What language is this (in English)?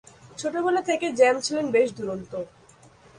Bangla